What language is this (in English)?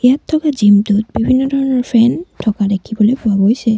Assamese